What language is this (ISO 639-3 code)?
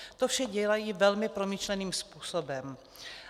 ces